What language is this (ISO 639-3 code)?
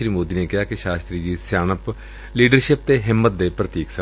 pan